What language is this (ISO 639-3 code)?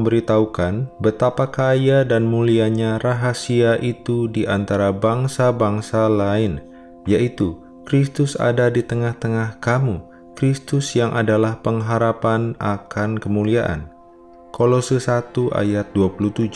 ind